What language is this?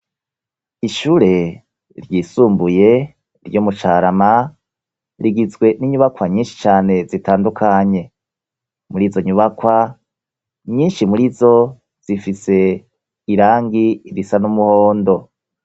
Rundi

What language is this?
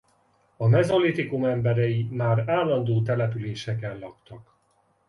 Hungarian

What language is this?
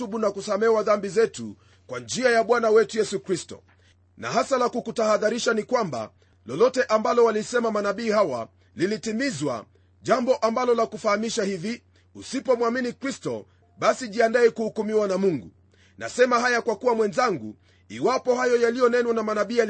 Swahili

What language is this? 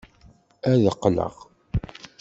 Kabyle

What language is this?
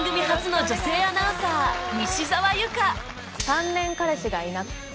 Japanese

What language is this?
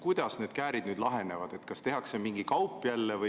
Estonian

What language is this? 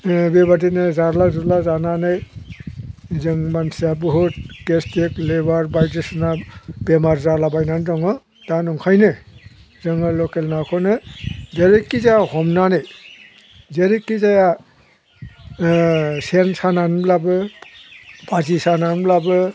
Bodo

